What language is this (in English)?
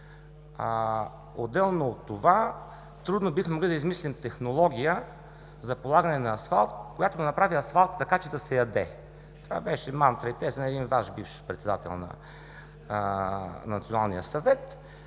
Bulgarian